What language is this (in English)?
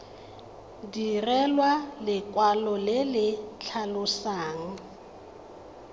Tswana